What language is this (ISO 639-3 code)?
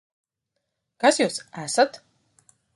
lav